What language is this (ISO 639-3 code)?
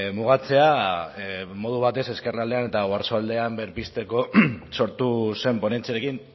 eus